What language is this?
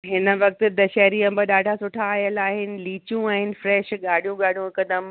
Sindhi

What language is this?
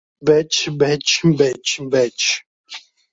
Uzbek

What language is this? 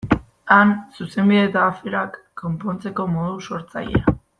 Basque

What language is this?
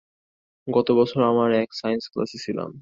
Bangla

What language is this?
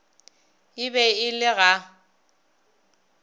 Northern Sotho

